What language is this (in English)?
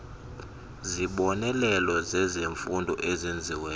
Xhosa